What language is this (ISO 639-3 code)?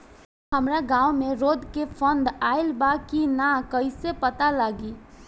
bho